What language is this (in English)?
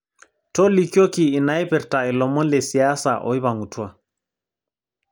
Masai